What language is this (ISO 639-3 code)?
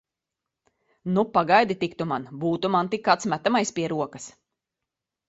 lav